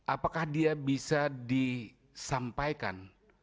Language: Indonesian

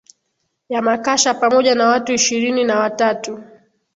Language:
Swahili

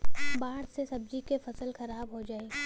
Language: Bhojpuri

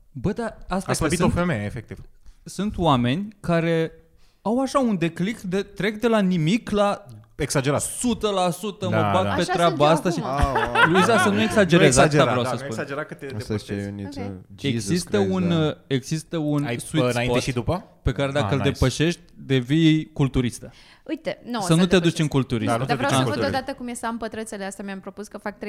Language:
Romanian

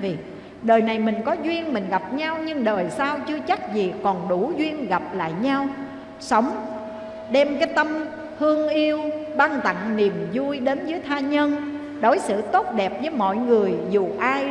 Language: Vietnamese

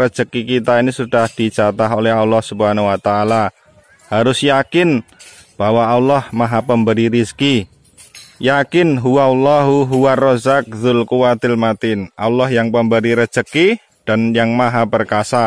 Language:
Indonesian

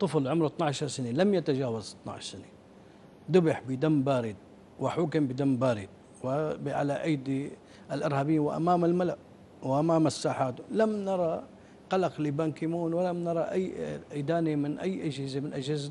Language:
Arabic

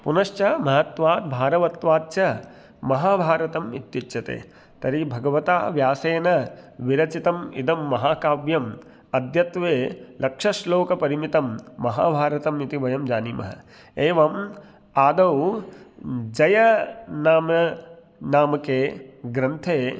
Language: Sanskrit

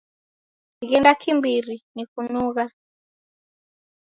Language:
Taita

